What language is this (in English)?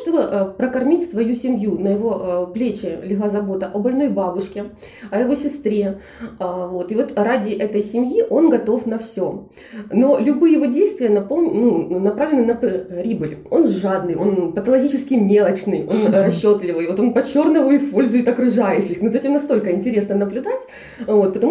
Russian